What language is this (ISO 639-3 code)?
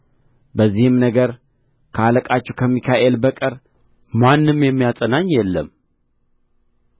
amh